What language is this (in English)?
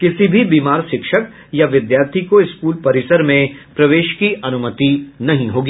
Hindi